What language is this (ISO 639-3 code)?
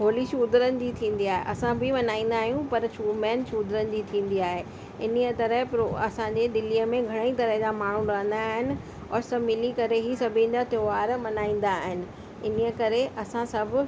snd